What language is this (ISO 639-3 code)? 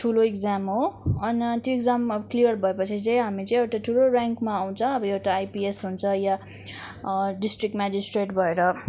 nep